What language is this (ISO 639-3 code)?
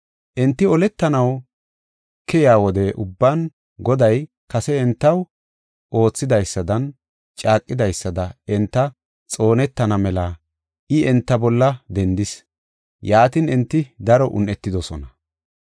gof